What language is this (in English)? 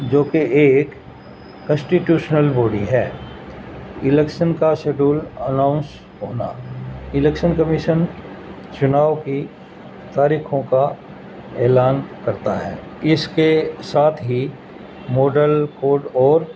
Urdu